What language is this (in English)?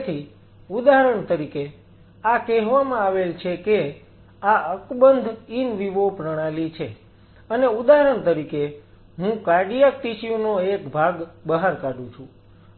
Gujarati